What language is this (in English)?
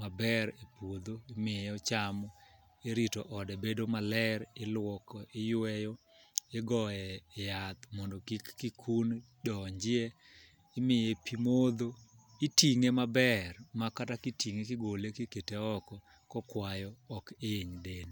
Luo (Kenya and Tanzania)